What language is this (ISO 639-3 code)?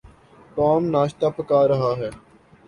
urd